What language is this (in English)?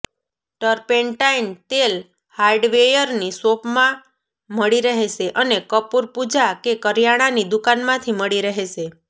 Gujarati